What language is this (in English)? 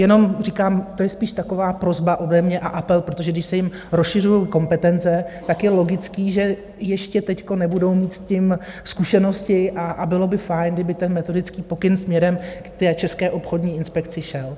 Czech